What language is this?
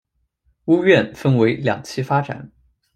Chinese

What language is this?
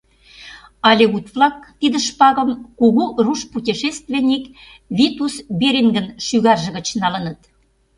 Mari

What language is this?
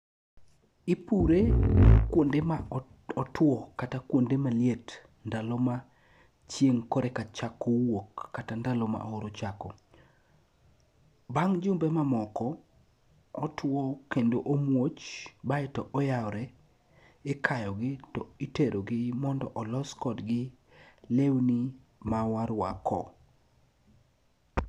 Luo (Kenya and Tanzania)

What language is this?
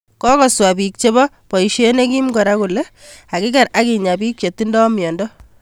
Kalenjin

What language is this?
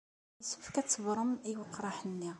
Kabyle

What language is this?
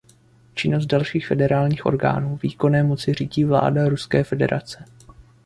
Czech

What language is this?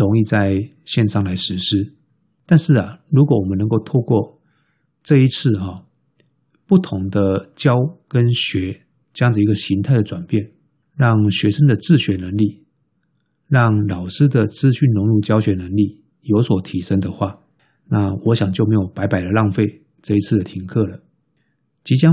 Chinese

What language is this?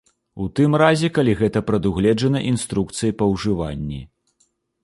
Belarusian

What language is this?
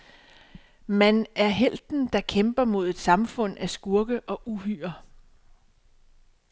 Danish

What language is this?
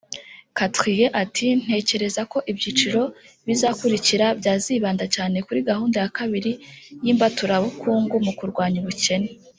Kinyarwanda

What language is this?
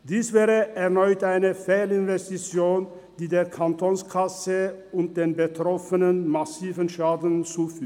Swiss German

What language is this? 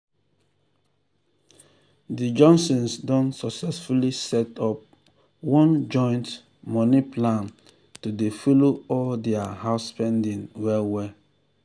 Nigerian Pidgin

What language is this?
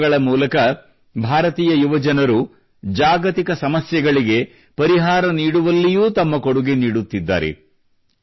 Kannada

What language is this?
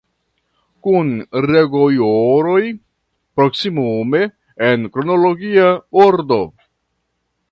Esperanto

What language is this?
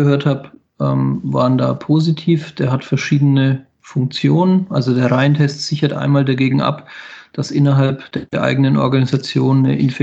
German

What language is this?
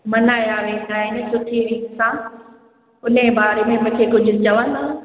Sindhi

